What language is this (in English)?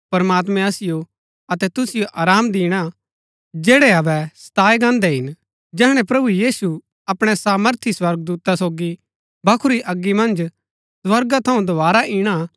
Gaddi